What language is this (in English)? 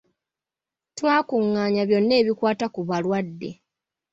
Ganda